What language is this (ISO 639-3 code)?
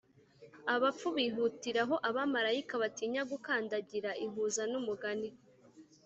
kin